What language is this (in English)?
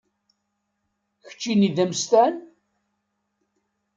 Kabyle